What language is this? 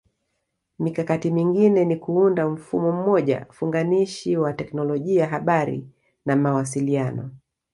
Swahili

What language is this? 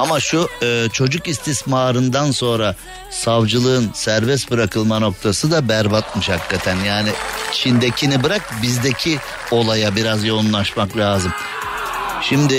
Turkish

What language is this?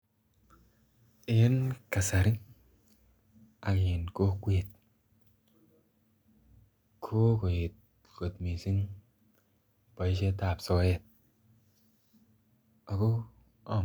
Kalenjin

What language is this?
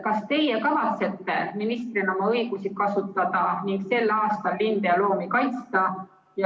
Estonian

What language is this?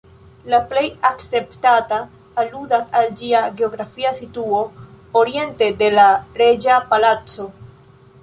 Esperanto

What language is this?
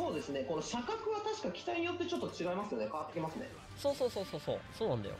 Japanese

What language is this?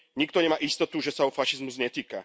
Slovak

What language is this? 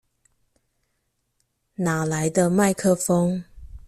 Chinese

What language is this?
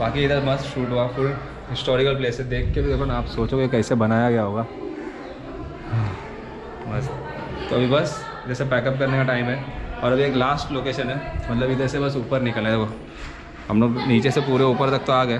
Hindi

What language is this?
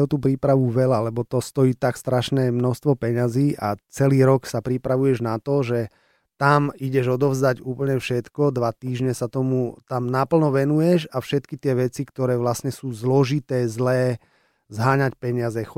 Slovak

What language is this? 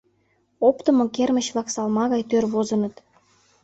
Mari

